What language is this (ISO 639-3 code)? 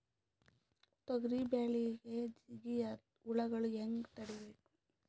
kan